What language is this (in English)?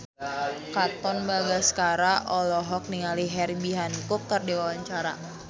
Sundanese